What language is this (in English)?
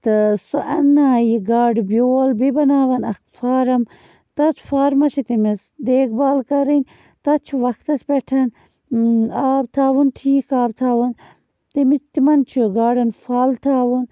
Kashmiri